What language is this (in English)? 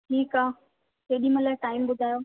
Sindhi